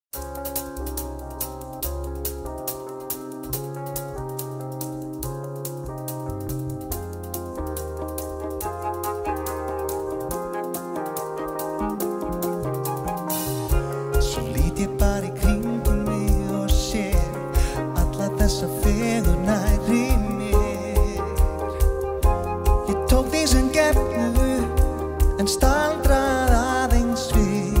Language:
Polish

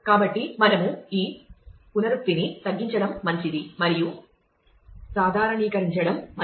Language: Telugu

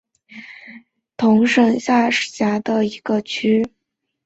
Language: Chinese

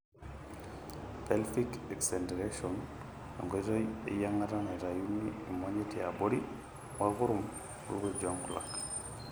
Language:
Masai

